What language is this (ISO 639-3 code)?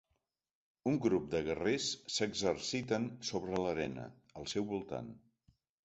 cat